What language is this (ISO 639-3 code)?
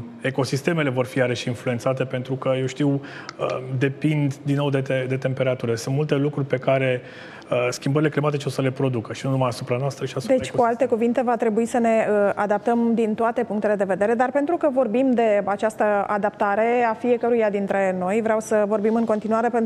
ron